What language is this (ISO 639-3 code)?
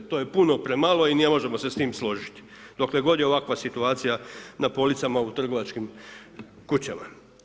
hrv